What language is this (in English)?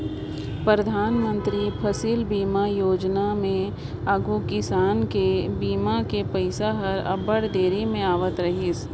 Chhattisgarhi